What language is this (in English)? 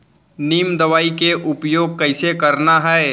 Chhattisgarhi